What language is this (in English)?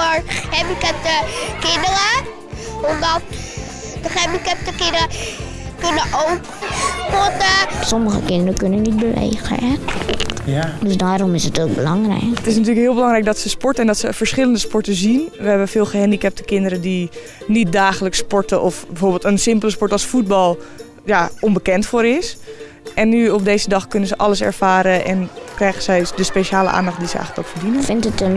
Dutch